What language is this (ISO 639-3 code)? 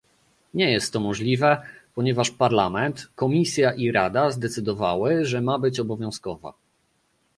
pol